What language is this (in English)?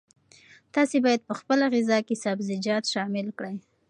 Pashto